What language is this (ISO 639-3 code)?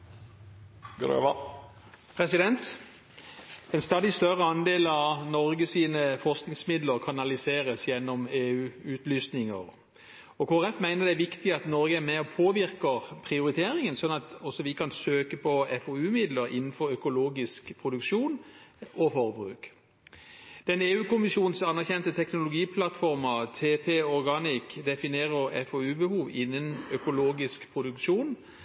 nor